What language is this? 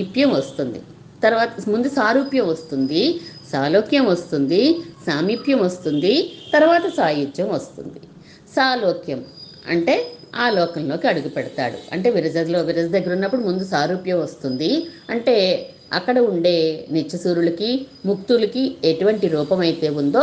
Telugu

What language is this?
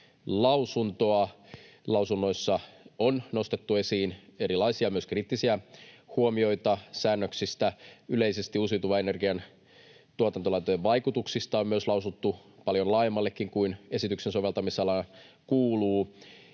Finnish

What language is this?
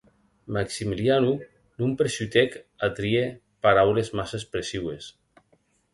Occitan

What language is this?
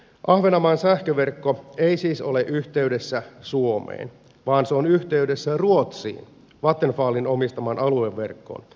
Finnish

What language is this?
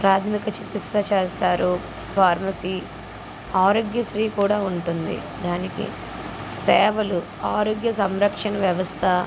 Telugu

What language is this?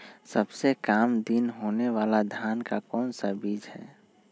Magahi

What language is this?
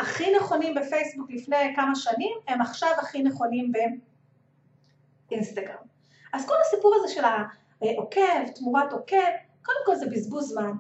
Hebrew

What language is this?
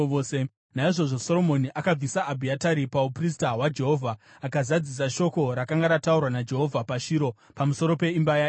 Shona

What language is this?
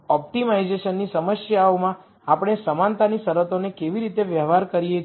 Gujarati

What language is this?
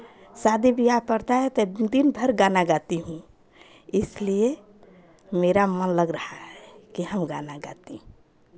Hindi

